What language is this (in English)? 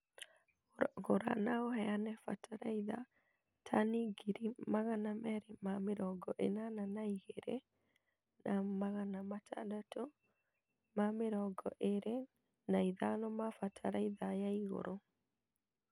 Kikuyu